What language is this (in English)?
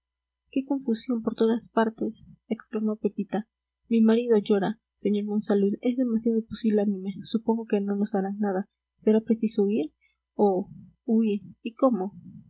Spanish